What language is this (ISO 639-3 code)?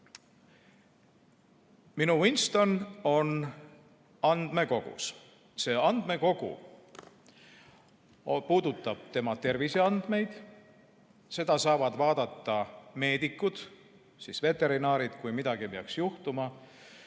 est